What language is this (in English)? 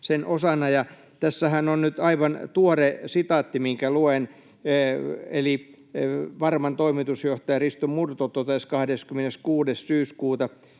Finnish